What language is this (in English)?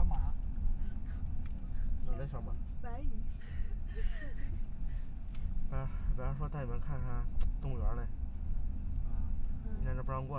Chinese